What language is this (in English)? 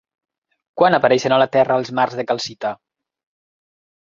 Catalan